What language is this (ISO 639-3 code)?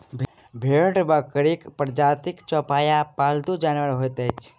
mai